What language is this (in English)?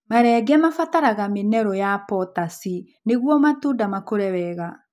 Kikuyu